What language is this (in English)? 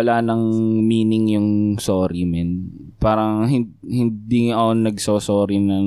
Filipino